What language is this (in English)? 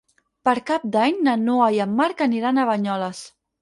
Catalan